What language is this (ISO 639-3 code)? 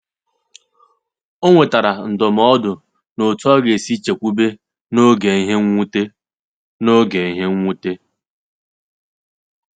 ibo